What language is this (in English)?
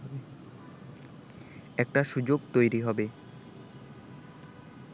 Bangla